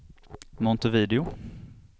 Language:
Swedish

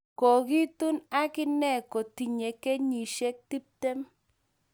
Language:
Kalenjin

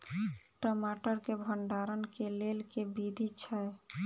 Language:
Maithili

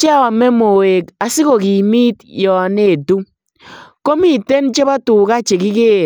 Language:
Kalenjin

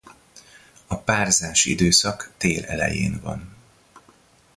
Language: Hungarian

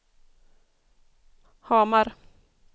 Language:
Swedish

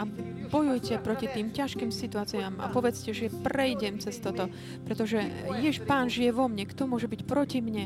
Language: Slovak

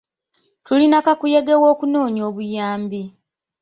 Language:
Ganda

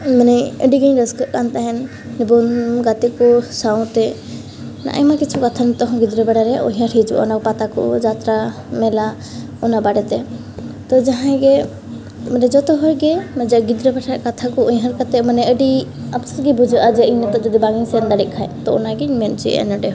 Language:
Santali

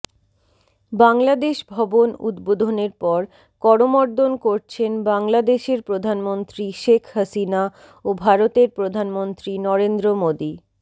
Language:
Bangla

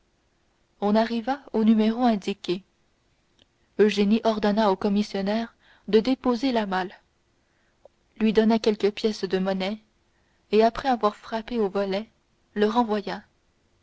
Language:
French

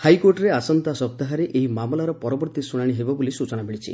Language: Odia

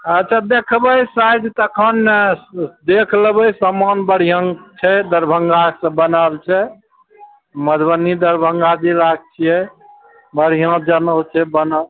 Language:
Maithili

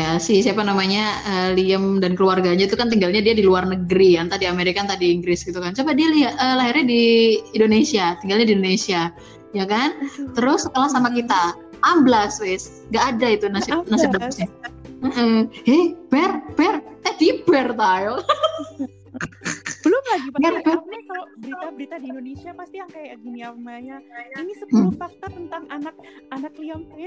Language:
Indonesian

